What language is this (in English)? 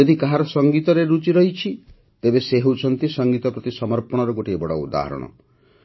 Odia